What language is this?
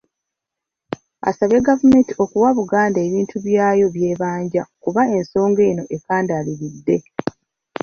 Ganda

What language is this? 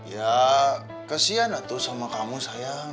Indonesian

